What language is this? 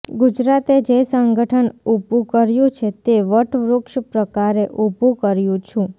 Gujarati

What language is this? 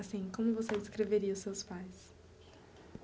Portuguese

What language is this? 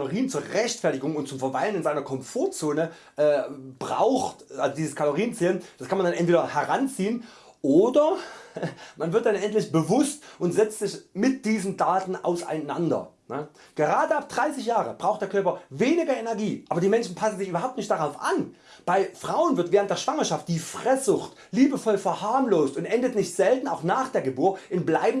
German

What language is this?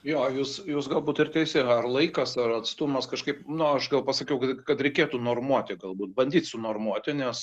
Lithuanian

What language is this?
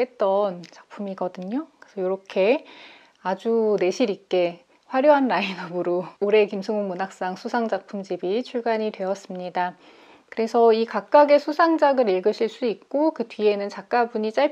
Korean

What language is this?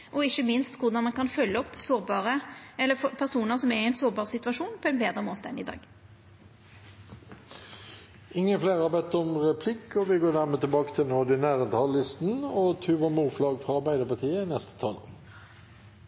Norwegian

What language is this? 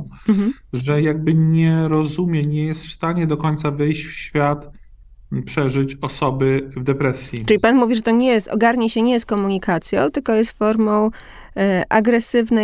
Polish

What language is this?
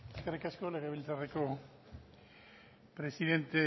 Basque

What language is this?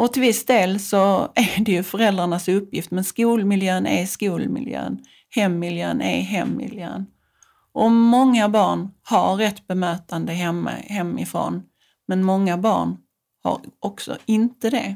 Swedish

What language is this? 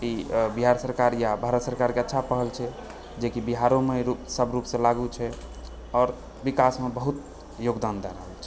Maithili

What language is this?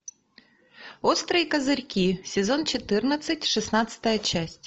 Russian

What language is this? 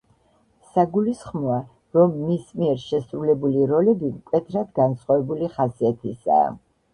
Georgian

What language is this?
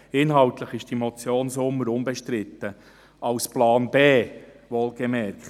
Swiss German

